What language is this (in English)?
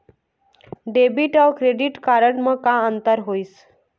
Chhattisgarhi